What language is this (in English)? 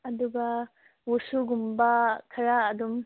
Manipuri